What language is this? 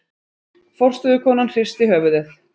Icelandic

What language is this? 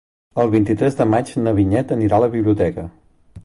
Catalan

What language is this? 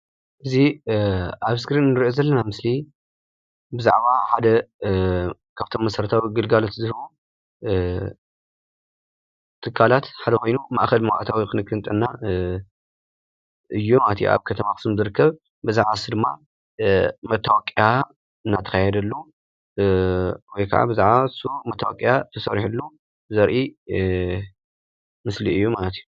Tigrinya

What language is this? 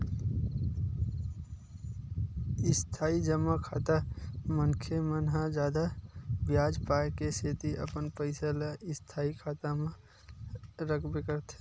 Chhattisgarhi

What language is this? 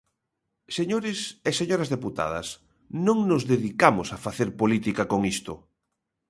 Galician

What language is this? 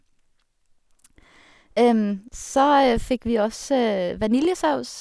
Norwegian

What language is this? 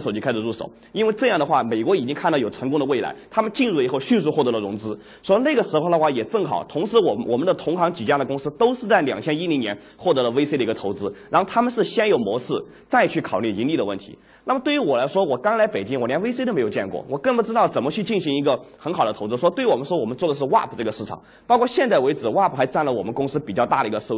Chinese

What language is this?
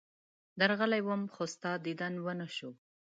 Pashto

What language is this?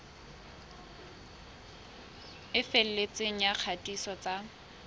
Southern Sotho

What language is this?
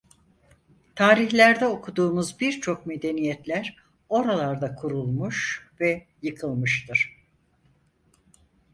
Turkish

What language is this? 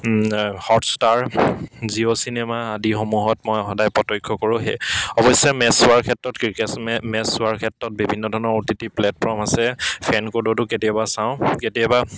Assamese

